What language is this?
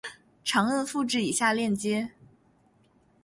Chinese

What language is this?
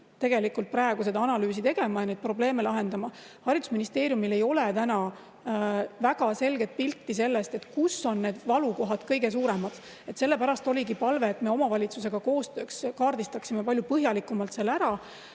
Estonian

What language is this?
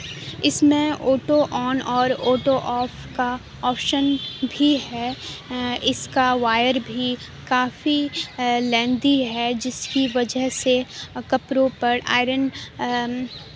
Urdu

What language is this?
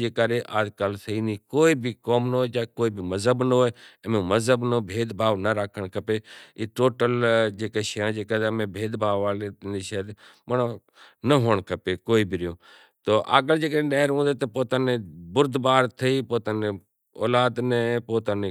Kachi Koli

